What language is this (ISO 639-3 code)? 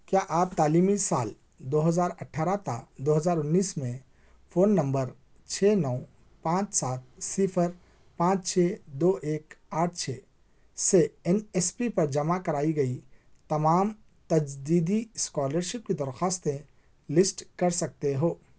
urd